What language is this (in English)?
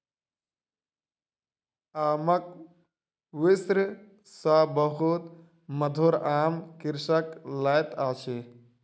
Maithili